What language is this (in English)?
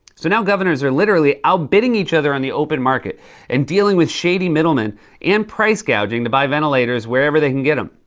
English